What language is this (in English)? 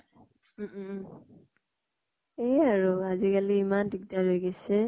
Assamese